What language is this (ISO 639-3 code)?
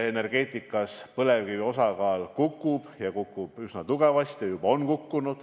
est